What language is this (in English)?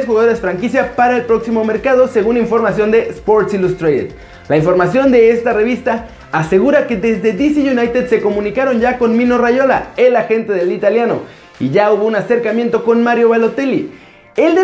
Spanish